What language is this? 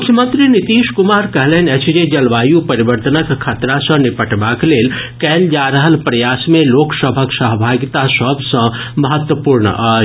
Maithili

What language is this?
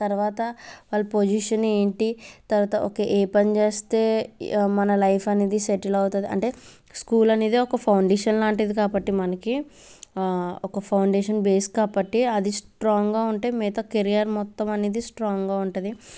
Telugu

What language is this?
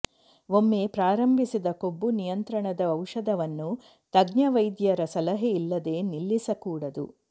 Kannada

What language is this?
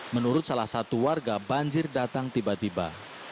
Indonesian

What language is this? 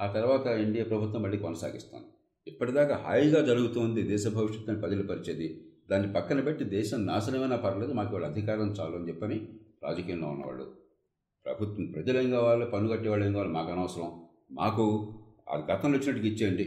Telugu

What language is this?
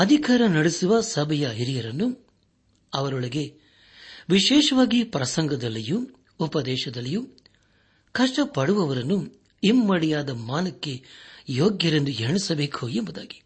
Kannada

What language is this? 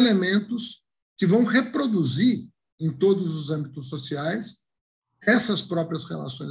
Portuguese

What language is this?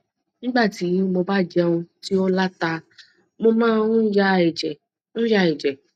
Yoruba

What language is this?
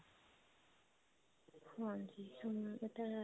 Punjabi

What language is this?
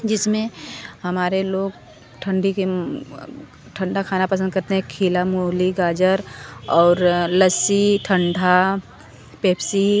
Hindi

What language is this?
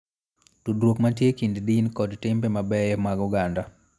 Luo (Kenya and Tanzania)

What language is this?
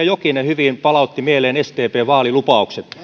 Finnish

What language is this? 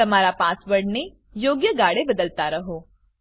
Gujarati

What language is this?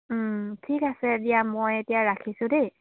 Assamese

